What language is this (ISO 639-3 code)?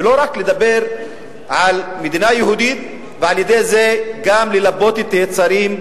heb